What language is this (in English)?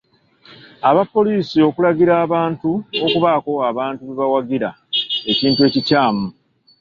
Ganda